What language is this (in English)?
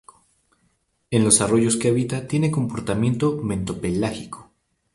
Spanish